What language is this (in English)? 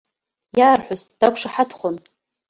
Abkhazian